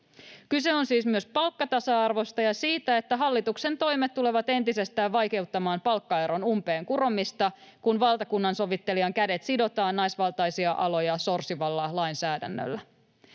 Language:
Finnish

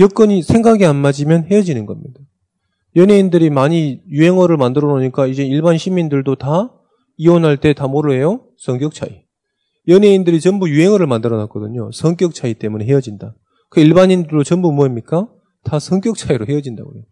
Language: Korean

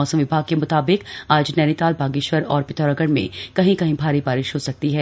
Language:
Hindi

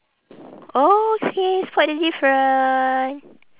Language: English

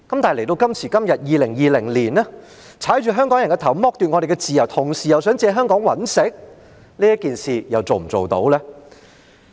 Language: Cantonese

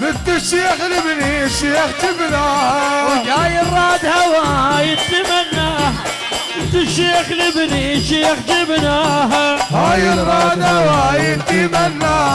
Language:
Arabic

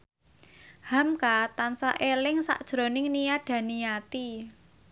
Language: Javanese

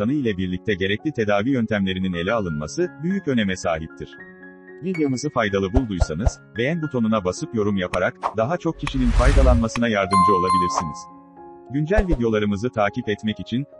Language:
Turkish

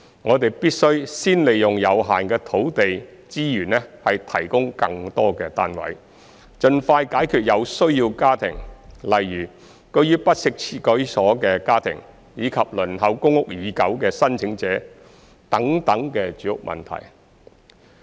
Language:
Cantonese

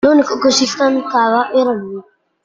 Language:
Italian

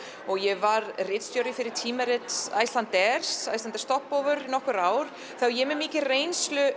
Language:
Icelandic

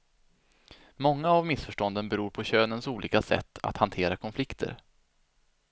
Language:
Swedish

